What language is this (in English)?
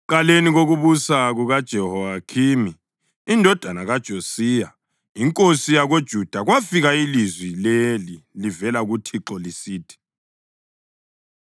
North Ndebele